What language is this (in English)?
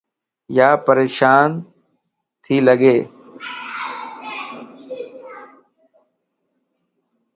Lasi